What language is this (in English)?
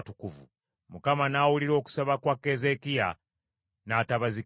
Ganda